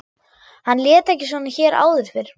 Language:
Icelandic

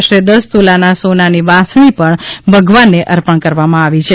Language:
Gujarati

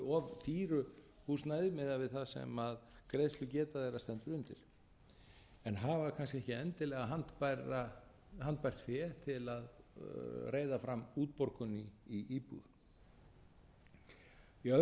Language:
Icelandic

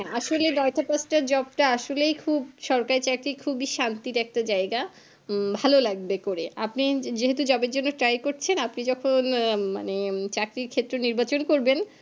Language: Bangla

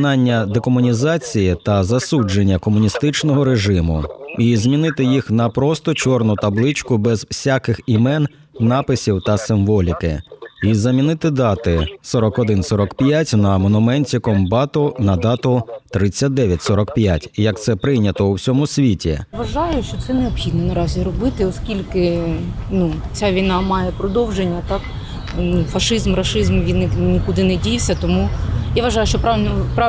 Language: Ukrainian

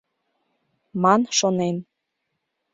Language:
Mari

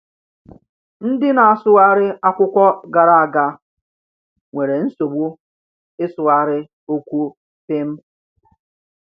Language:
Igbo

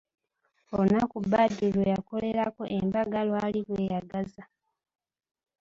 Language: Ganda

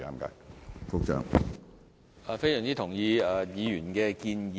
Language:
Cantonese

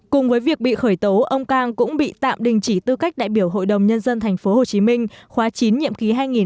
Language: Vietnamese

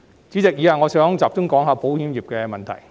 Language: Cantonese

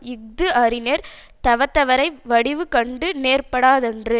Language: Tamil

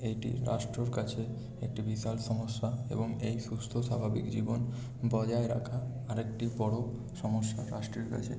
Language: Bangla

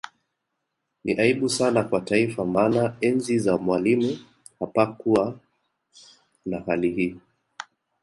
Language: Swahili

